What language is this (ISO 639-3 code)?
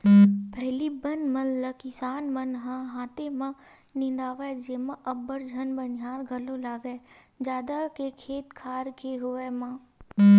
hne